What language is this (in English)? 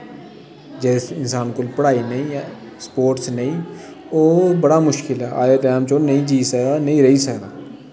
Dogri